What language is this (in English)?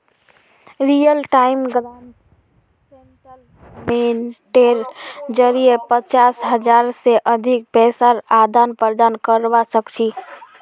Magahi